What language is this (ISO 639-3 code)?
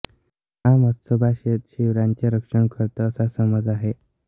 mar